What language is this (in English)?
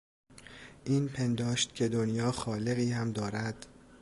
Persian